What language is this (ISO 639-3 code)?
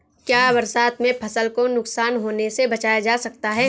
hin